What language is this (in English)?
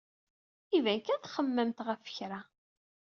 Kabyle